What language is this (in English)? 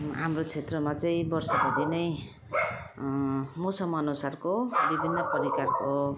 Nepali